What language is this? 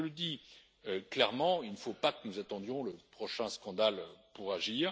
French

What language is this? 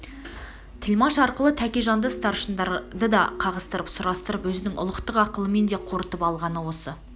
Kazakh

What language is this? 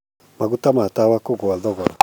Kikuyu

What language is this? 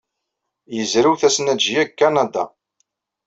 Kabyle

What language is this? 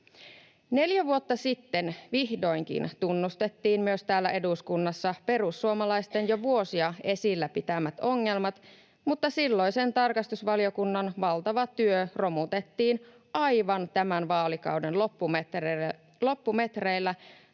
Finnish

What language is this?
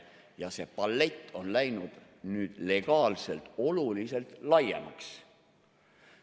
Estonian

